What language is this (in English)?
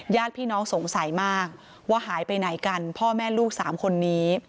Thai